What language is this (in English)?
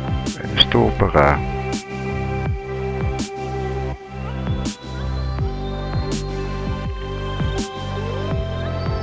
Dutch